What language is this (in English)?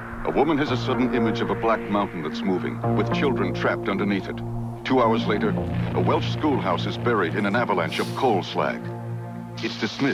English